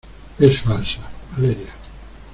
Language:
Spanish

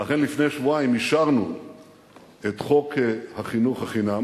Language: Hebrew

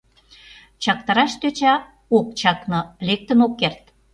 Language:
Mari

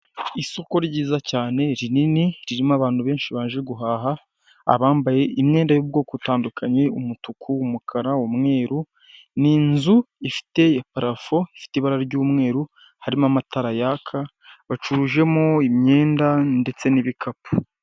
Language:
Kinyarwanda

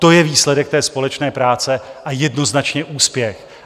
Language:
Czech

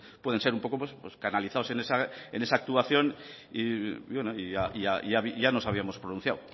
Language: Spanish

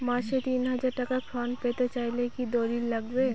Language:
Bangla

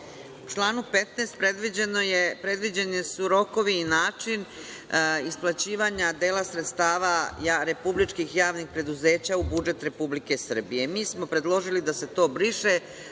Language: Serbian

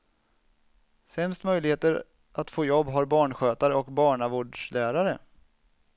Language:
Swedish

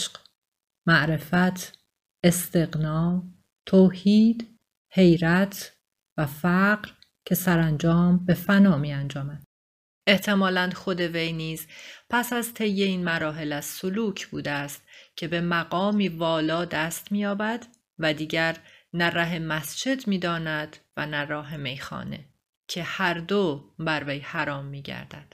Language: Persian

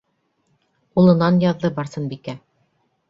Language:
Bashkir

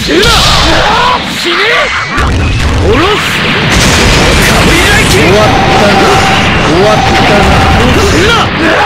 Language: Japanese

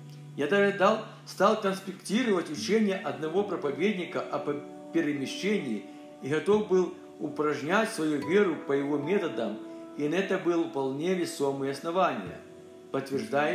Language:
Russian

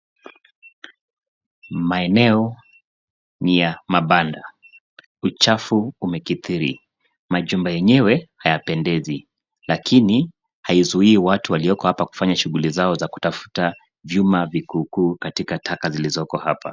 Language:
Swahili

